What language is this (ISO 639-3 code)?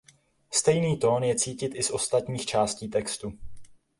ces